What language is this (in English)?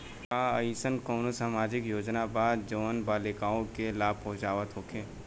Bhojpuri